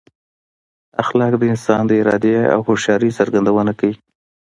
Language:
Pashto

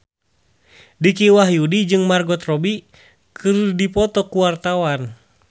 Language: Sundanese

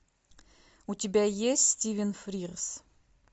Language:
Russian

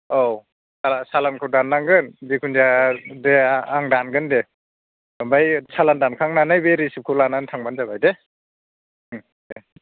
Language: Bodo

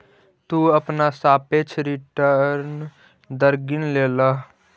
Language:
Magahi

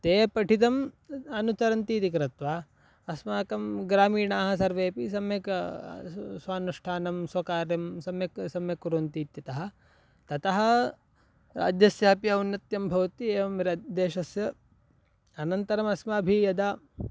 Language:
Sanskrit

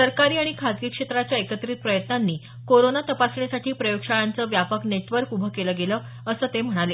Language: Marathi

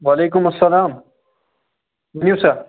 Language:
Kashmiri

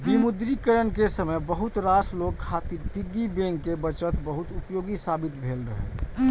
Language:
Maithili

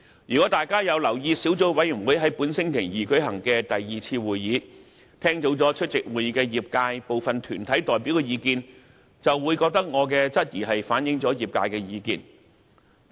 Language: Cantonese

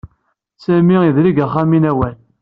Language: Kabyle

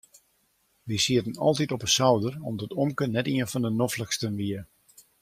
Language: Western Frisian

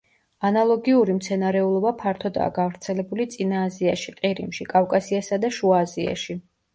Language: Georgian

